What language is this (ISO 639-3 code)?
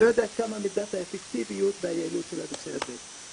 heb